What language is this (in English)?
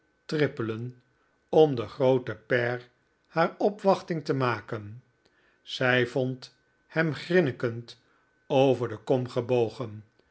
Dutch